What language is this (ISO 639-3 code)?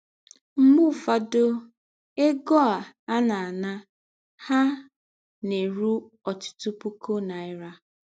ibo